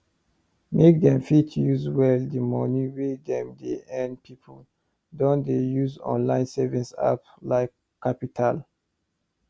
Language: Nigerian Pidgin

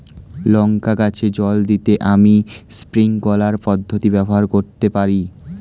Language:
Bangla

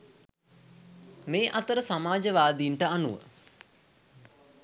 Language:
Sinhala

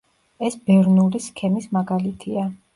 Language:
Georgian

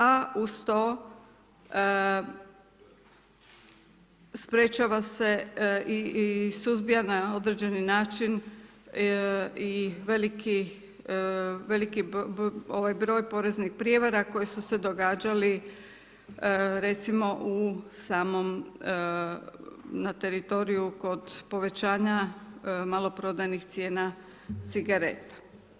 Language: Croatian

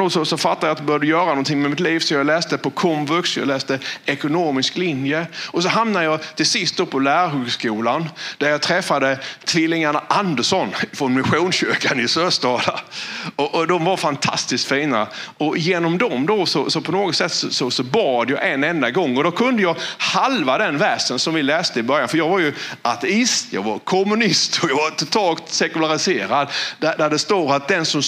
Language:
Swedish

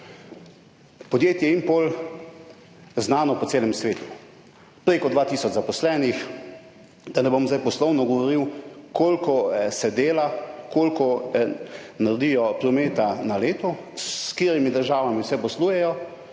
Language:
Slovenian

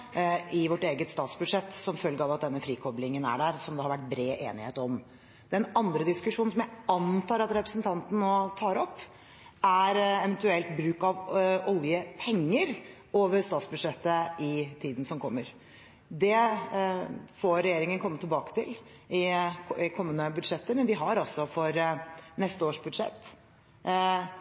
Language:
Norwegian Bokmål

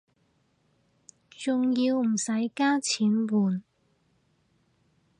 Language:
Cantonese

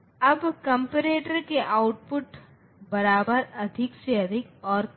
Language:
Hindi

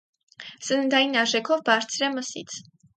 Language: Armenian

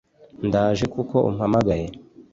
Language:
Kinyarwanda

